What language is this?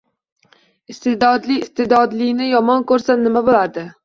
Uzbek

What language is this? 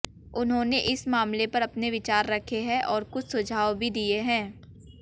Hindi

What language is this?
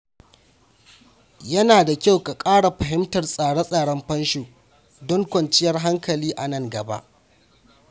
Hausa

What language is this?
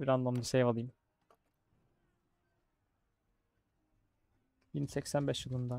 Turkish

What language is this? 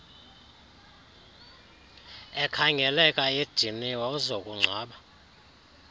Xhosa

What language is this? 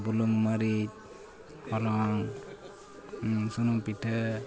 Santali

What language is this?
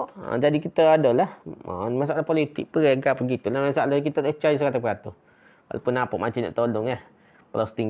Malay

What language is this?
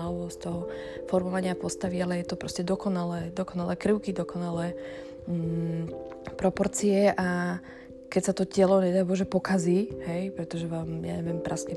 Slovak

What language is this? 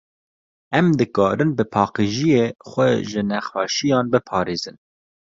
Kurdish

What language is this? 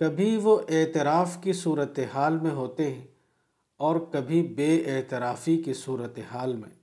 Urdu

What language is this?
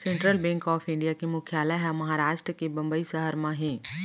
Chhattisgarhi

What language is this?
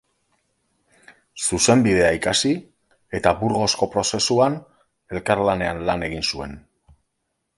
Basque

